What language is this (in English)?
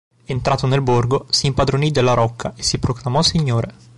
Italian